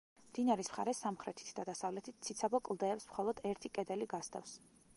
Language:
Georgian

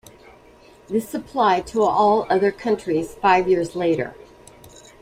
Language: English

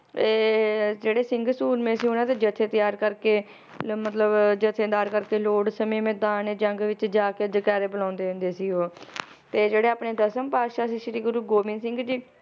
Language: Punjabi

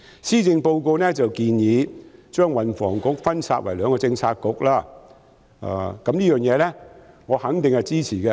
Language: Cantonese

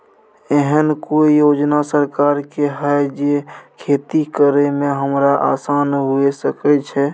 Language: Maithili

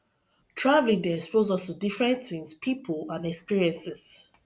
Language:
Nigerian Pidgin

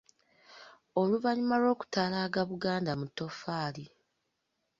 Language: Ganda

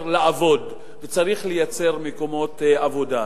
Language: Hebrew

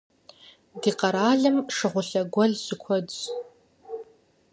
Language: Kabardian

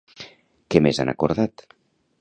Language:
Catalan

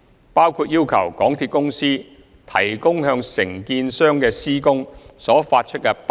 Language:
Cantonese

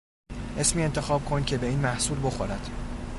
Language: Persian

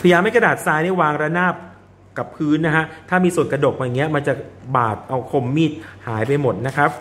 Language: Thai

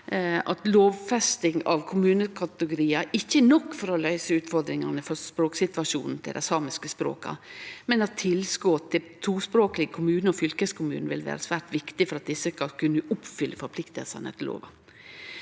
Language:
Norwegian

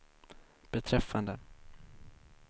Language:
Swedish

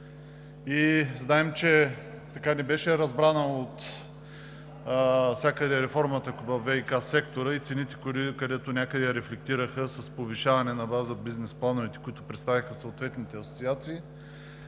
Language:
Bulgarian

